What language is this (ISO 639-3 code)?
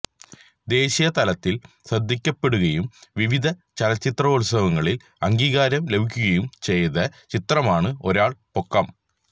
mal